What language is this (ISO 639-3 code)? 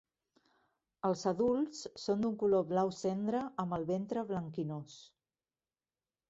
cat